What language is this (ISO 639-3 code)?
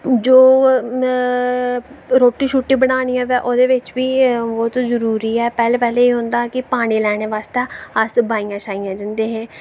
doi